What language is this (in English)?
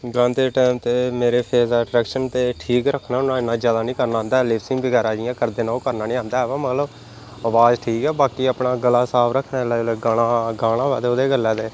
Dogri